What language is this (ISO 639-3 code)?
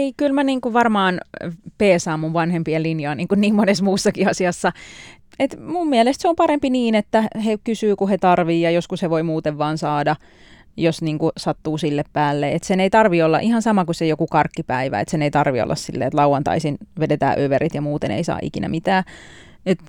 fin